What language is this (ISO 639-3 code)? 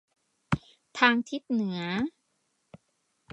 tha